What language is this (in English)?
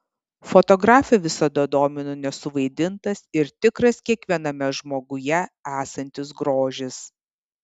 Lithuanian